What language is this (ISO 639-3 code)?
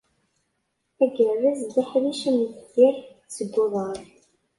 kab